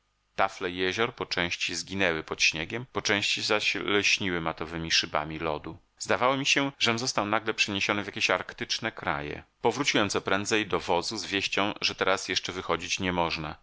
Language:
Polish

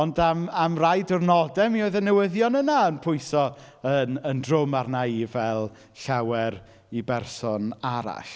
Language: Welsh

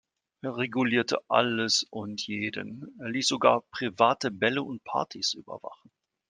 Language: German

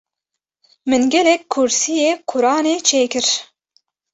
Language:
Kurdish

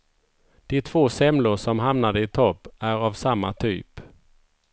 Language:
Swedish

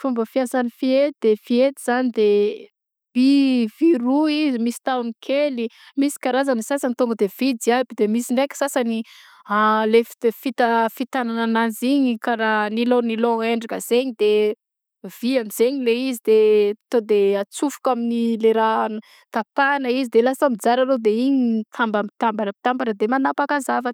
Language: Southern Betsimisaraka Malagasy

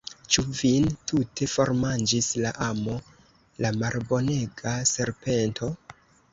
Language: Esperanto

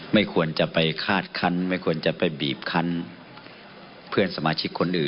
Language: Thai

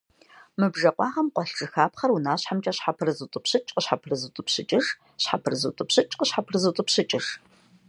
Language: Kabardian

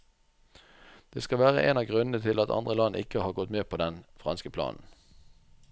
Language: Norwegian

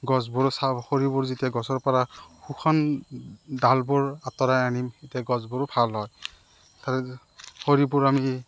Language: Assamese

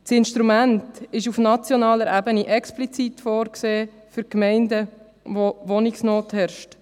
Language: Swiss German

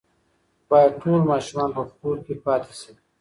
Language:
Pashto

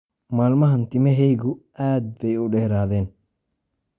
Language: Somali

